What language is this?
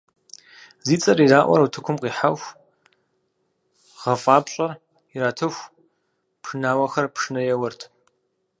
Kabardian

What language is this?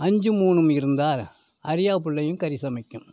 Tamil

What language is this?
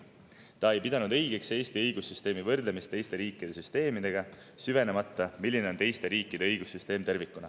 Estonian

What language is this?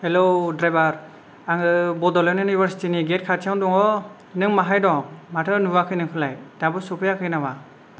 Bodo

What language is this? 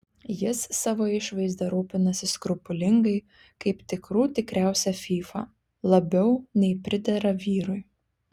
Lithuanian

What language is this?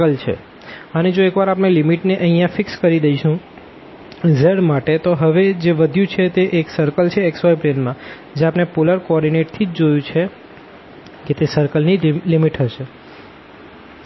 Gujarati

